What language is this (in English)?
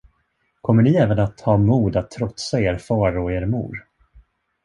Swedish